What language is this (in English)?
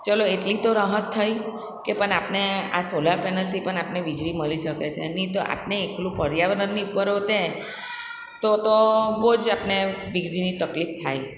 Gujarati